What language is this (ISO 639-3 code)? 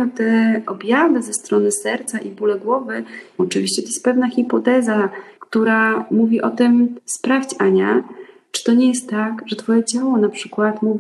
pol